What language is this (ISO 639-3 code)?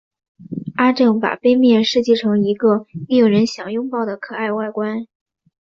zho